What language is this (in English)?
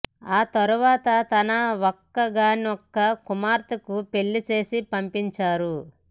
Telugu